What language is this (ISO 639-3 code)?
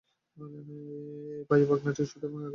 ben